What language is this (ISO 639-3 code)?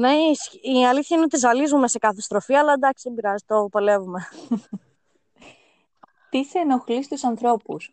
ell